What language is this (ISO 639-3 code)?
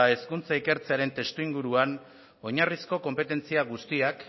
eus